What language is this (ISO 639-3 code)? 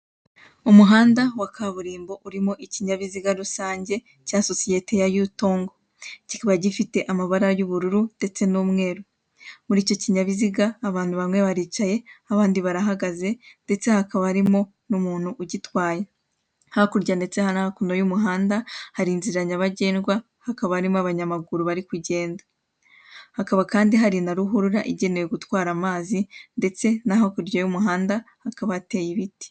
kin